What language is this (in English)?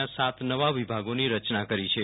Gujarati